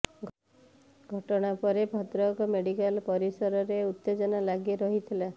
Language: Odia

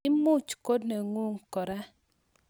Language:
Kalenjin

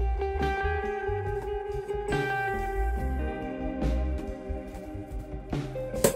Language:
Polish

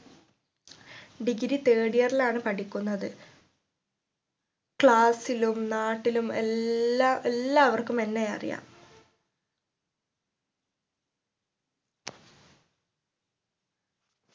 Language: Malayalam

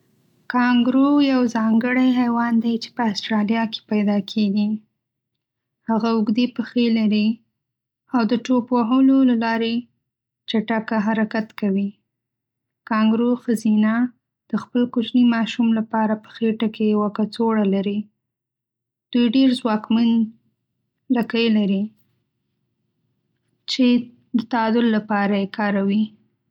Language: Pashto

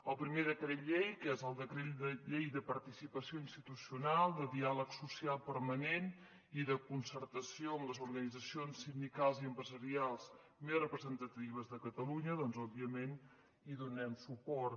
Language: Catalan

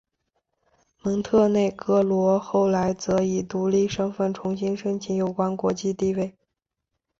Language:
Chinese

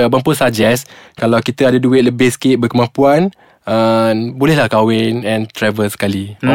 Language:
Malay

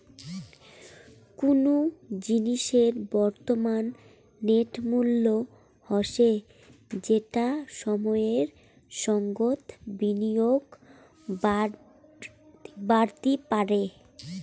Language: Bangla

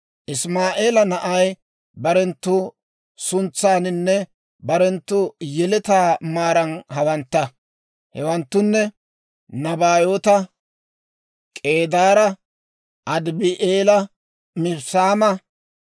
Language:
Dawro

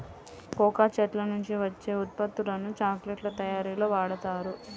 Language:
Telugu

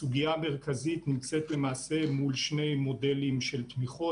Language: Hebrew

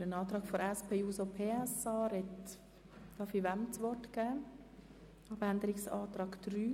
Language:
Swiss German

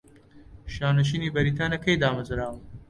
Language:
Central Kurdish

